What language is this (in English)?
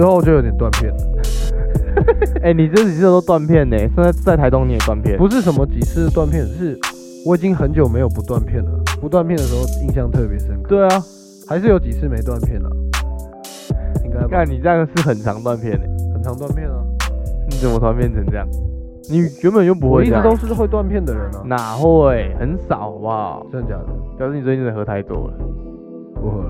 Chinese